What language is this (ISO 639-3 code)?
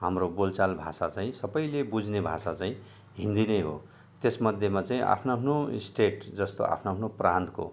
nep